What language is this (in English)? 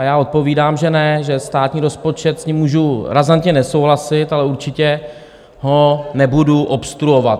Czech